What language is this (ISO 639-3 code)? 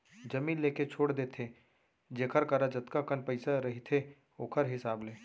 hne